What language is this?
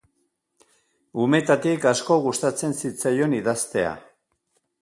Basque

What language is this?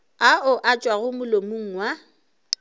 Northern Sotho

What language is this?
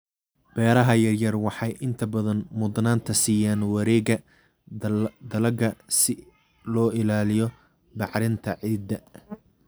Somali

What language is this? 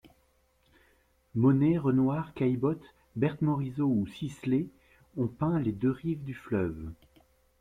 French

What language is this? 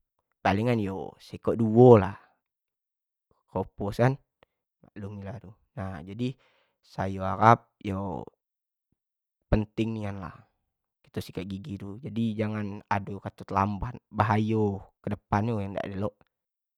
Jambi Malay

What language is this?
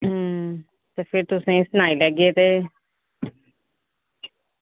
Dogri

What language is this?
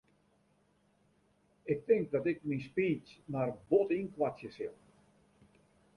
Western Frisian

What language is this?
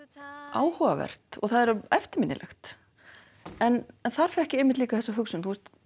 Icelandic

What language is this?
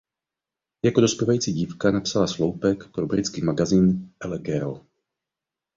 Czech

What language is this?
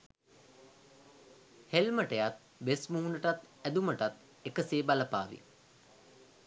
Sinhala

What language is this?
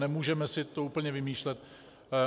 Czech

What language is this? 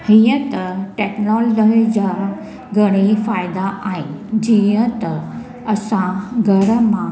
Sindhi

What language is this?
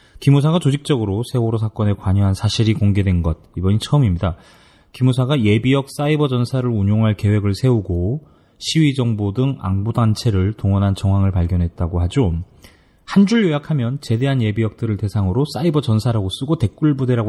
Korean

